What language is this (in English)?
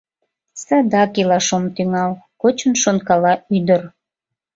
Mari